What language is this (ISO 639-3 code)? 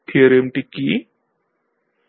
ben